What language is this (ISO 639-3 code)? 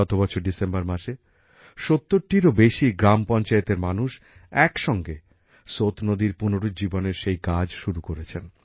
ben